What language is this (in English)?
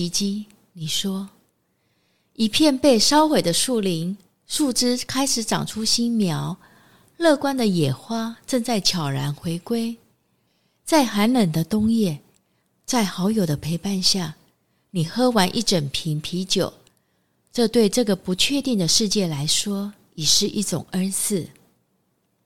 Chinese